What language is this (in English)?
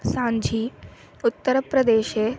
Sanskrit